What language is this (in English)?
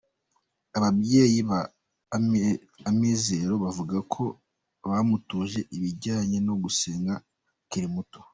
Kinyarwanda